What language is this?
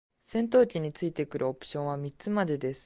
Japanese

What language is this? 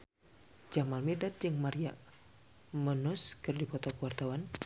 Sundanese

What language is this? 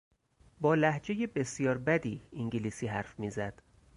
Persian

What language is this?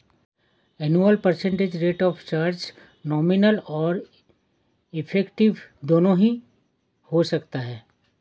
Hindi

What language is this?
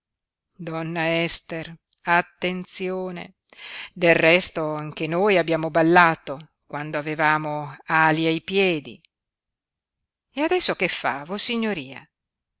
Italian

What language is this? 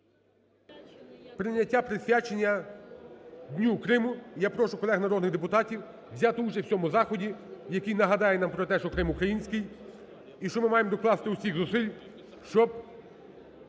Ukrainian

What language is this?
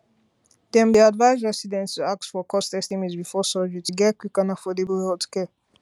Nigerian Pidgin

